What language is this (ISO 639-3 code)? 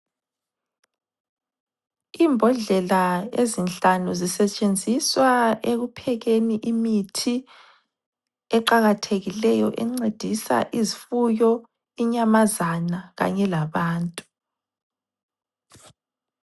nde